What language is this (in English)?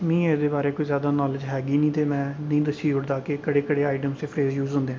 Dogri